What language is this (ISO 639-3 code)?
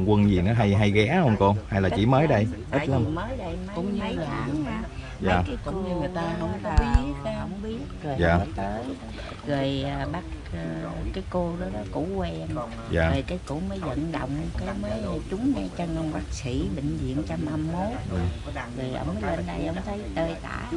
vie